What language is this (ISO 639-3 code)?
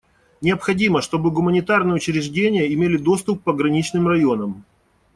rus